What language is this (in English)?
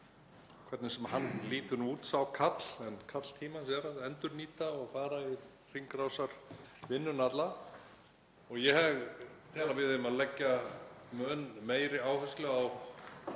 Icelandic